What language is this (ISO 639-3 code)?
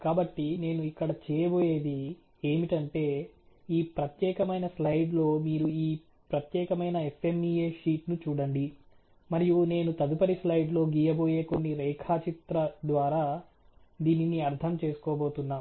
tel